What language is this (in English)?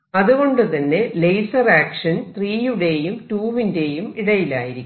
Malayalam